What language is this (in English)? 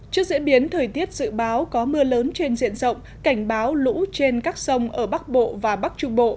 Vietnamese